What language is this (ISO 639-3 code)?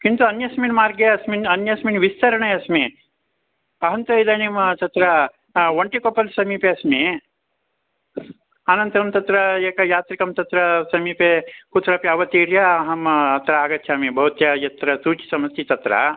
san